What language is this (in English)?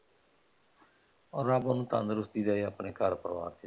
Punjabi